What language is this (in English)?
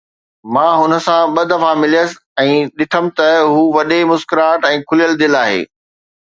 Sindhi